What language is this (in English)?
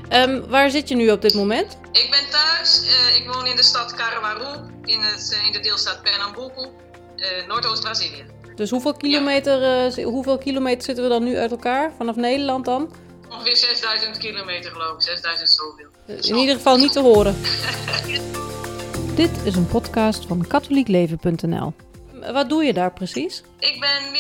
Dutch